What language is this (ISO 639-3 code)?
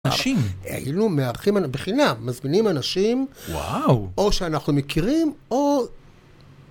heb